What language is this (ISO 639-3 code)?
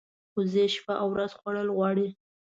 pus